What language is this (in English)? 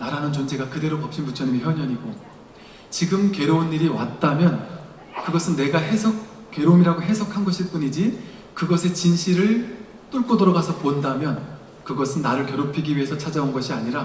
Korean